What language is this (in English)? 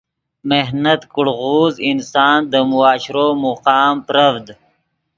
Yidgha